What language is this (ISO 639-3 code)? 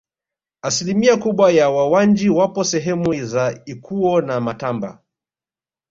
swa